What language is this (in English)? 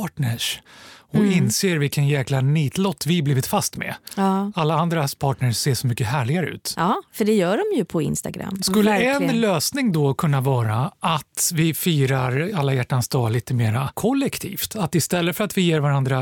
Swedish